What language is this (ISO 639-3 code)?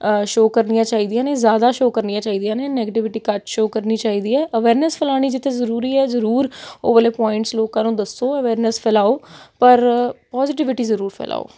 pan